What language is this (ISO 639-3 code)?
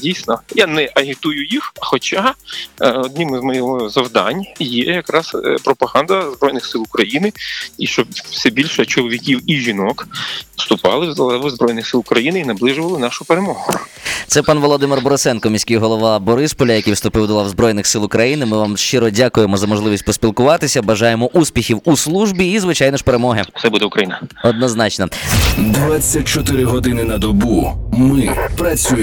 ukr